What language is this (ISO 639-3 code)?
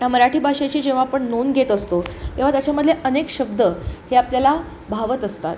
mar